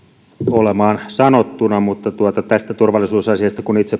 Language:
Finnish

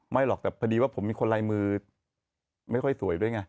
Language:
Thai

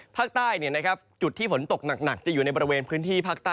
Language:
Thai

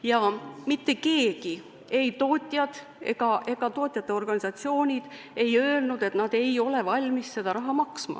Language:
Estonian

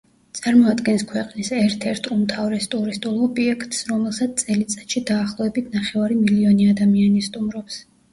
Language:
Georgian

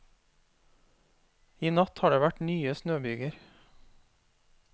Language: Norwegian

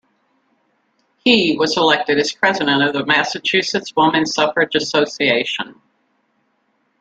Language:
English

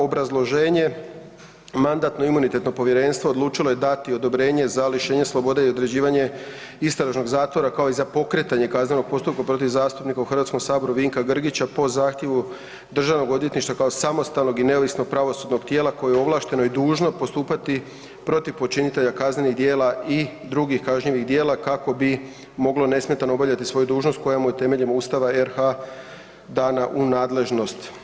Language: Croatian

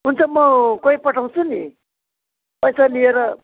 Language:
Nepali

